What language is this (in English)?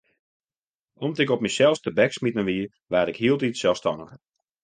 Western Frisian